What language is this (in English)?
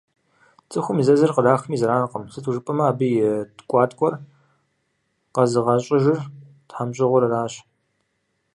Kabardian